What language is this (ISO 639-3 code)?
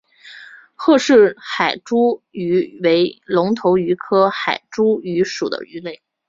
zho